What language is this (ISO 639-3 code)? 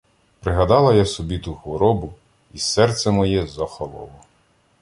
ukr